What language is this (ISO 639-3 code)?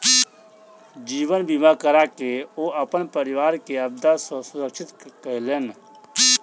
mai